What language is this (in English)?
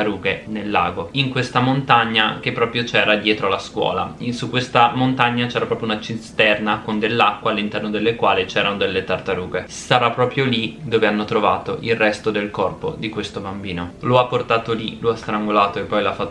Italian